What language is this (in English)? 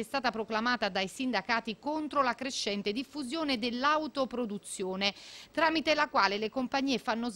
Italian